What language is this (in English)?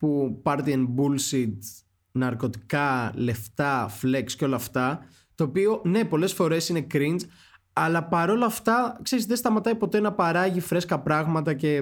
Greek